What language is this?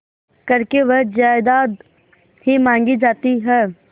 Hindi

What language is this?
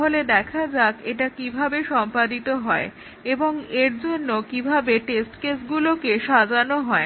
Bangla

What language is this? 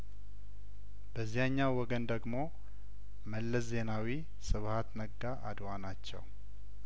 Amharic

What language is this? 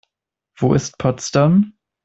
German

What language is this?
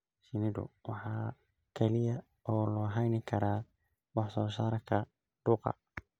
Somali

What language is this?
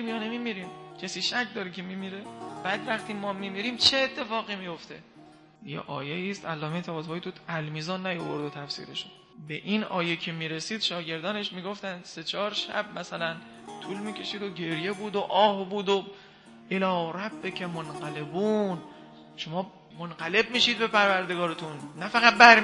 Persian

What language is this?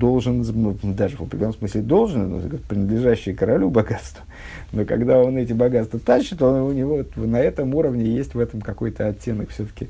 Russian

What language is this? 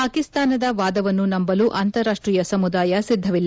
Kannada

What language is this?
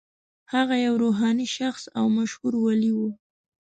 Pashto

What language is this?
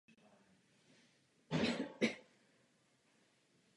Czech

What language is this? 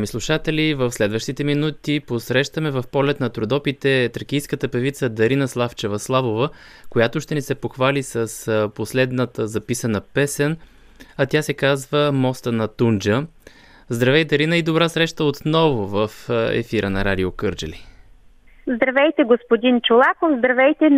Bulgarian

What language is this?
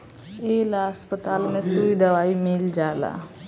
Bhojpuri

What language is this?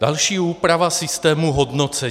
Czech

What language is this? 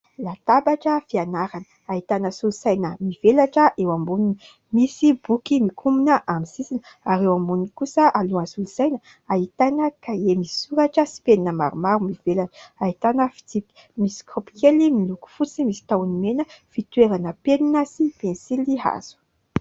Malagasy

